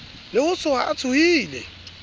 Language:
Southern Sotho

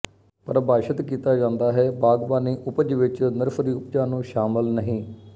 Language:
Punjabi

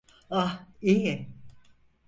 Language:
Turkish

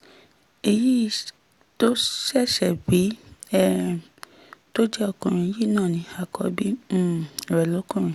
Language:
Yoruba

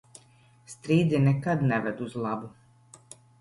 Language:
Latvian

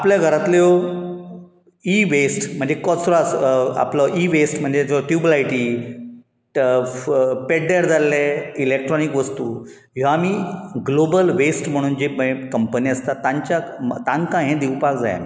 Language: Konkani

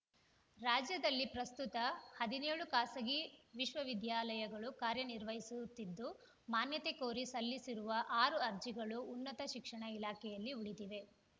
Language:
Kannada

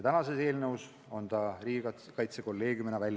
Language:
Estonian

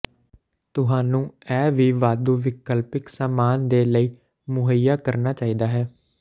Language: Punjabi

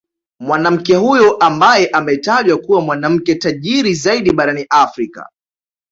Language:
Swahili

